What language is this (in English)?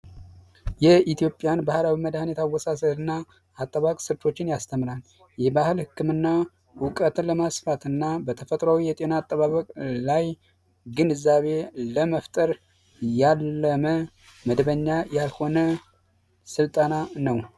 Amharic